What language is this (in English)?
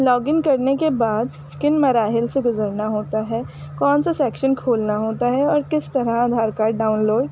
Urdu